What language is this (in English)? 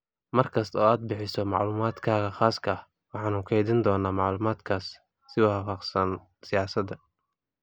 Somali